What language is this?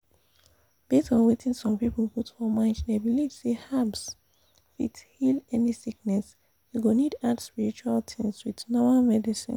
Nigerian Pidgin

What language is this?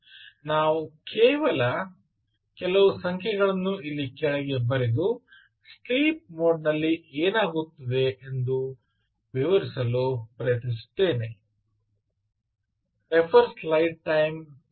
Kannada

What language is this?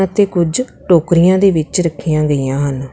Punjabi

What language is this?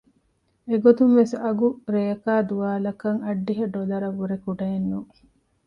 Divehi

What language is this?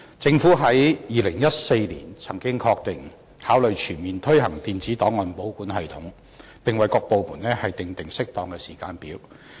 Cantonese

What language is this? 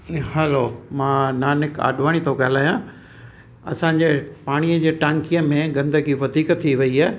Sindhi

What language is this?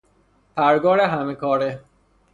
Persian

